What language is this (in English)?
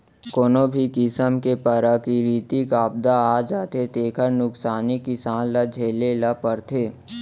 Chhattisgarhi